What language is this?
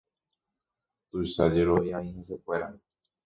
Guarani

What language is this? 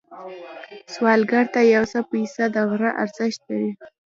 Pashto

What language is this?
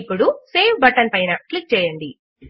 Telugu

